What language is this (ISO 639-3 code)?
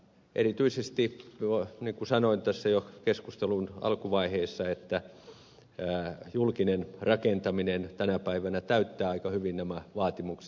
fin